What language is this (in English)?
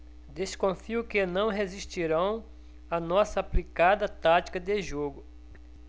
Portuguese